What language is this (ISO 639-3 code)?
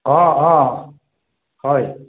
asm